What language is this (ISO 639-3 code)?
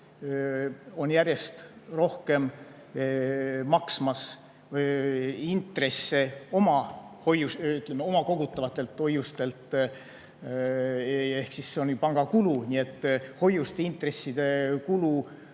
est